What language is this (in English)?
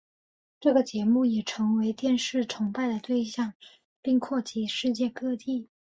Chinese